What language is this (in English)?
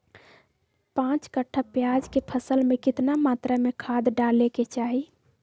Magahi